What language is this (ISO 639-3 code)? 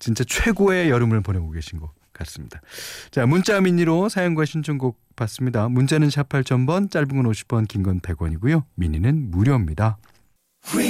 kor